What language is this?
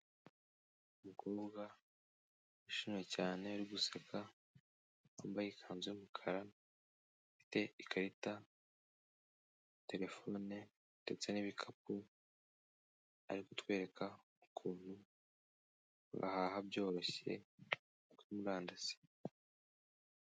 Kinyarwanda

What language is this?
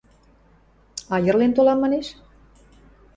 Western Mari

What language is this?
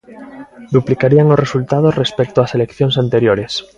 Galician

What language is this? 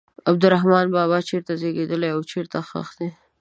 Pashto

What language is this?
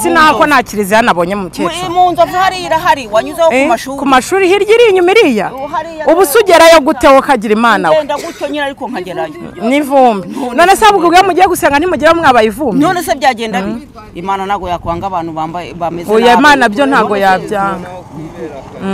Romanian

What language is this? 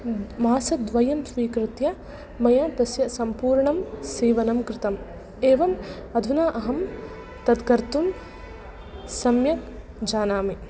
Sanskrit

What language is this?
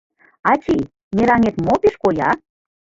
Mari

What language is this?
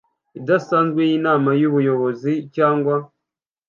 Kinyarwanda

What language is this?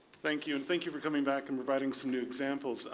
English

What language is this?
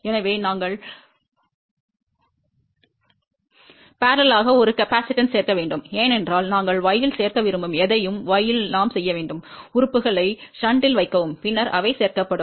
Tamil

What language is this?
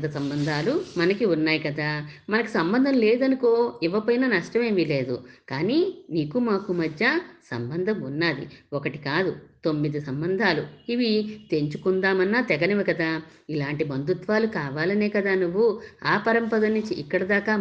Telugu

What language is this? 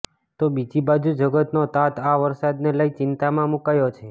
Gujarati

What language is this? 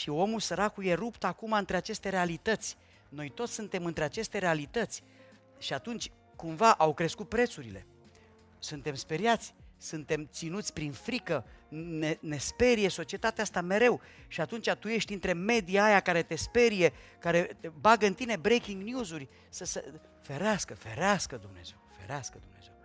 Romanian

